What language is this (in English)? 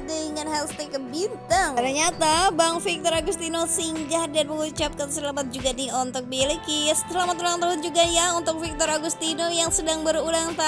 Indonesian